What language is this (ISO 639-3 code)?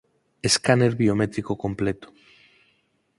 glg